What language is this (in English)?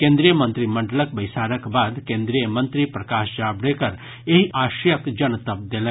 Maithili